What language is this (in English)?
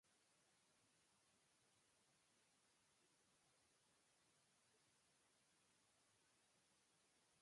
Japanese